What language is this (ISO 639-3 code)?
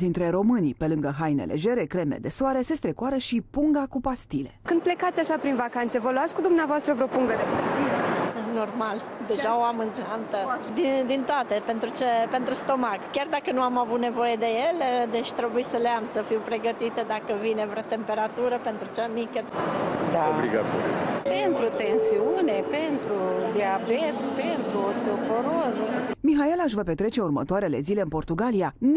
ron